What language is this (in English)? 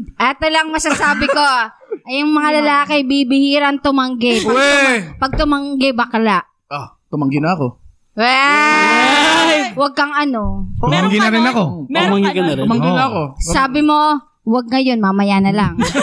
Filipino